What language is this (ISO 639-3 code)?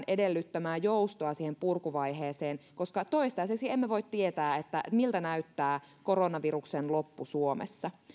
fin